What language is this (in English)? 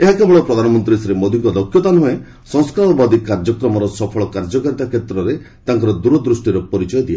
Odia